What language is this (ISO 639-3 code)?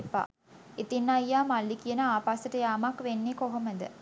sin